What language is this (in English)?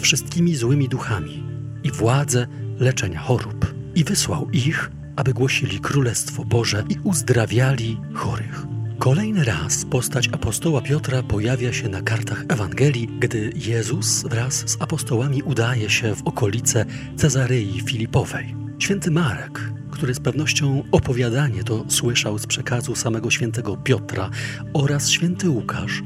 Polish